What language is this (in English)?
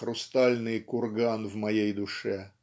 Russian